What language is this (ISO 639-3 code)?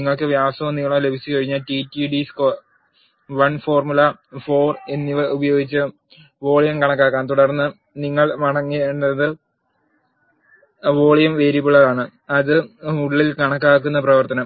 mal